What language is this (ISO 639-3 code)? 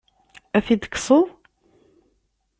kab